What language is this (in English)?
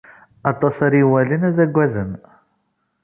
Kabyle